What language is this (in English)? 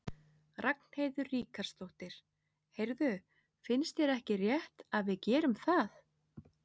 Icelandic